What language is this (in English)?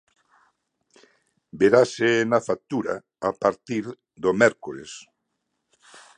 Galician